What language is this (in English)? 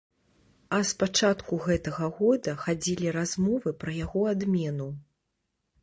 Belarusian